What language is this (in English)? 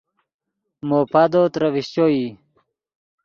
Yidgha